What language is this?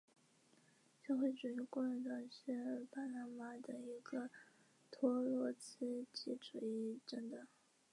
Chinese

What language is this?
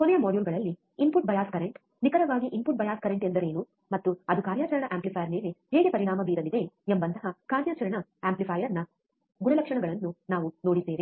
Kannada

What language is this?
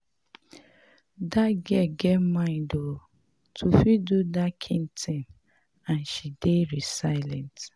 Nigerian Pidgin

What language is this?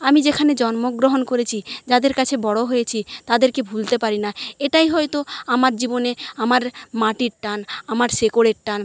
Bangla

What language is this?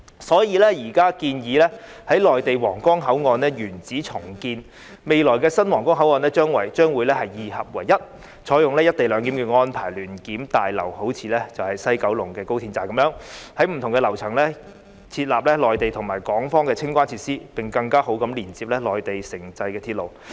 Cantonese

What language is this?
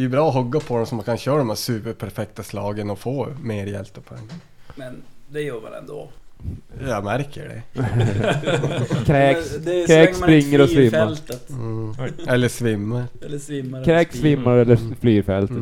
Swedish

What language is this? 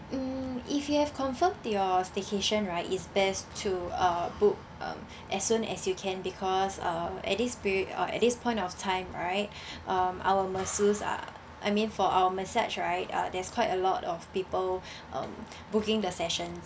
English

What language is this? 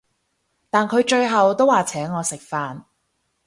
Cantonese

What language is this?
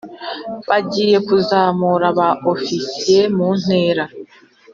Kinyarwanda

